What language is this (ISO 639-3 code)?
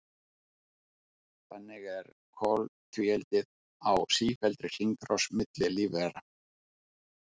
isl